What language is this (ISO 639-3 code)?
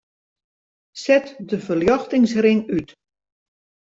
fry